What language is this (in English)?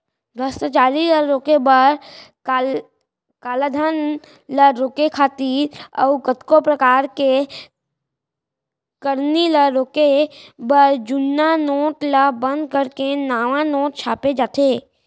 Chhattisgarhi